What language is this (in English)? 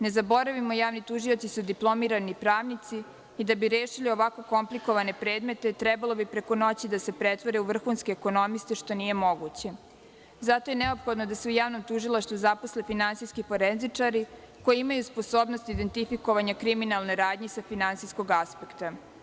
Serbian